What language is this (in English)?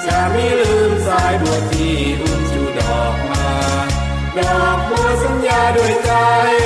Thai